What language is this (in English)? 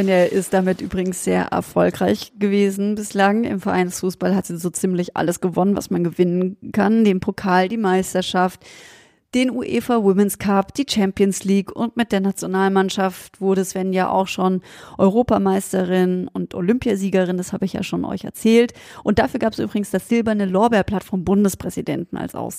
German